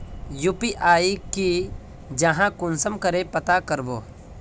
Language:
Magahi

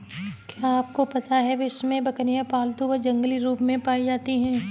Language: Hindi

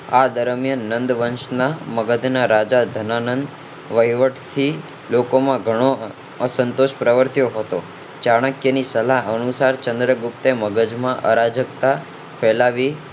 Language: Gujarati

